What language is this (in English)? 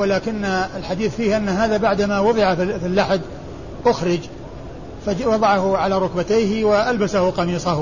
Arabic